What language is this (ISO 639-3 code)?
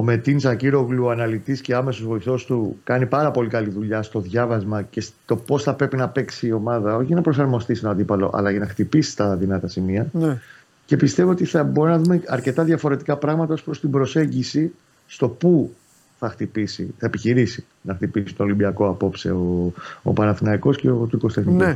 ell